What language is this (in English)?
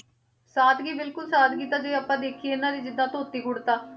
Punjabi